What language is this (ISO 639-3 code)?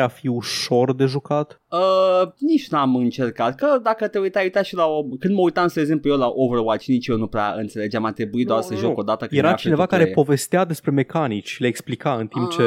ron